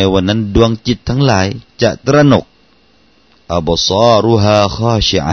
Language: Thai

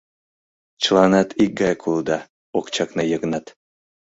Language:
Mari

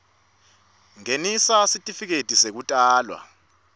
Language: Swati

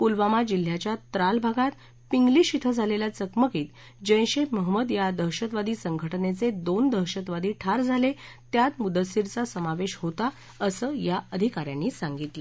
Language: Marathi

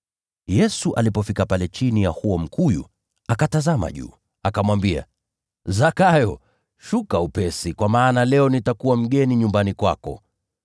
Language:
Swahili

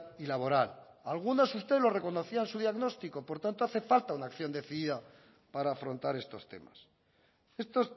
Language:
Spanish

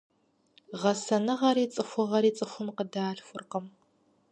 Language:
Kabardian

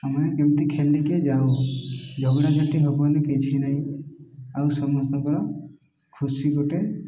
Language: Odia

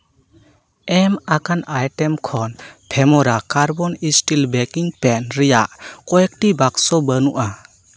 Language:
Santali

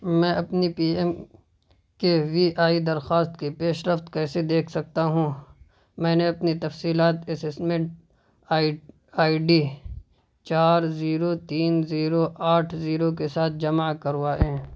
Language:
Urdu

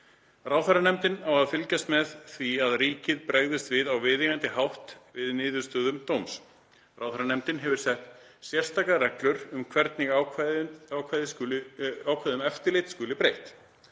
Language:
Icelandic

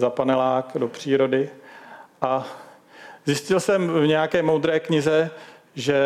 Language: Czech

